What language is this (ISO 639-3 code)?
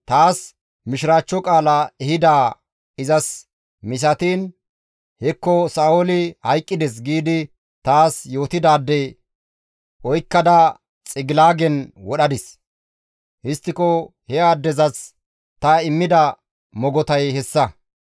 gmv